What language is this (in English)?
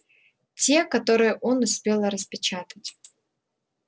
Russian